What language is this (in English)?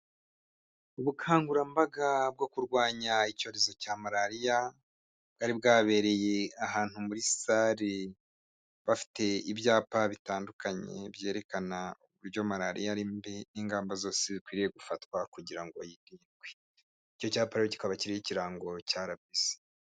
Kinyarwanda